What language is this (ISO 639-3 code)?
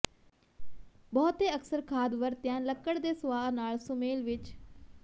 pan